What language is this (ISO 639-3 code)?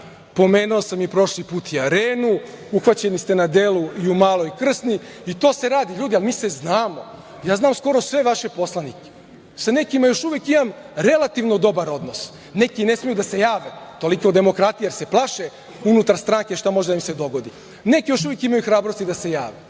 srp